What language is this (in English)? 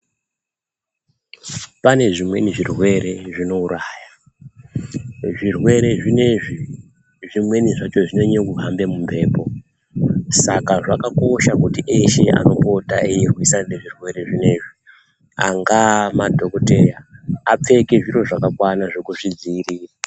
Ndau